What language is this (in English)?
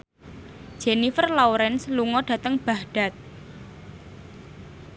Javanese